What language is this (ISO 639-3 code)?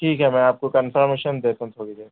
urd